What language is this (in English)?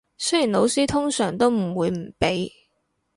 Cantonese